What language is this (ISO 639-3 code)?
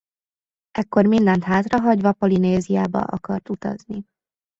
hun